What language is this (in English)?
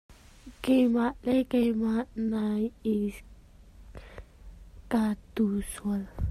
Hakha Chin